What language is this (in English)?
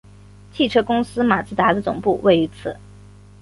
Chinese